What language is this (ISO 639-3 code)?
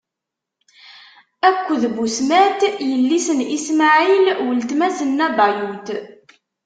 kab